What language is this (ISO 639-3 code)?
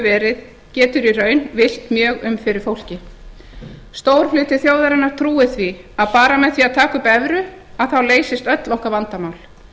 isl